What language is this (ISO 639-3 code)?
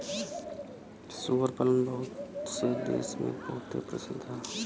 bho